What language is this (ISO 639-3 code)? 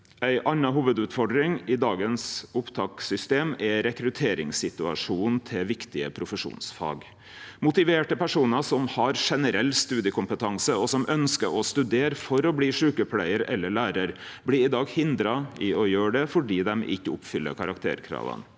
nor